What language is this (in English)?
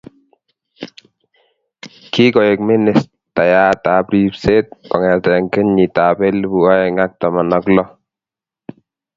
Kalenjin